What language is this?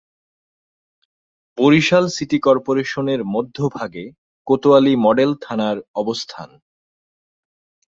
Bangla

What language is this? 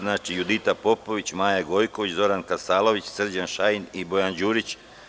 Serbian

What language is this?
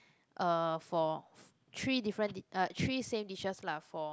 English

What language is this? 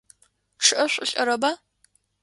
Adyghe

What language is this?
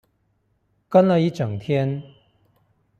Chinese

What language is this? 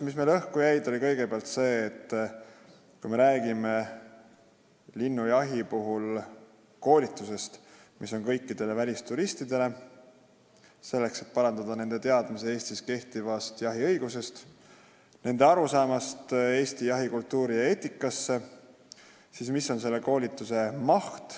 Estonian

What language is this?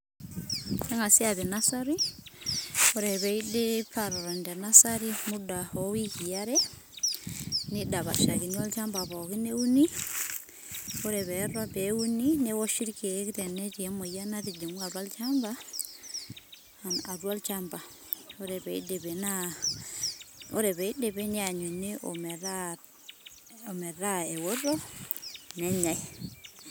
Masai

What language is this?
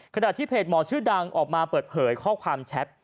Thai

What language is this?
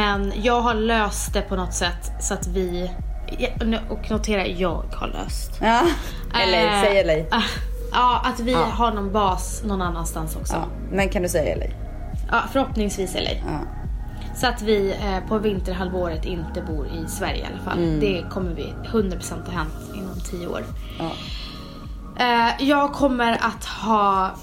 Swedish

